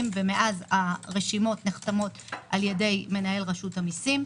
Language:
Hebrew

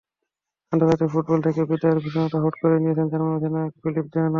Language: Bangla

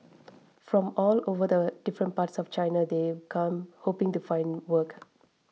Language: English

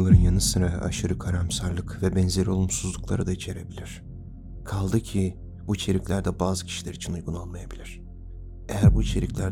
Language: Turkish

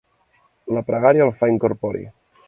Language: Catalan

